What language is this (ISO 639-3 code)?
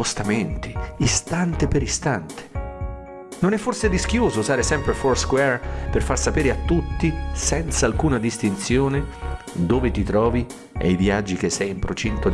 ita